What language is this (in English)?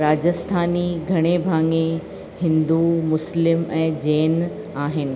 Sindhi